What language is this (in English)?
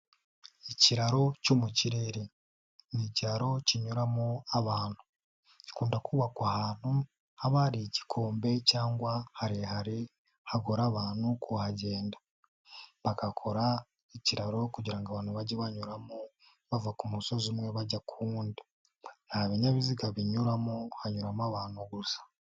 Kinyarwanda